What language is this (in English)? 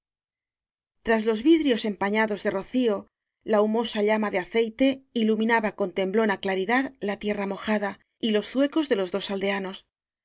Spanish